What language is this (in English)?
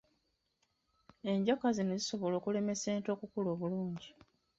Ganda